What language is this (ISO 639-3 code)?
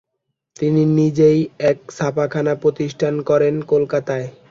ben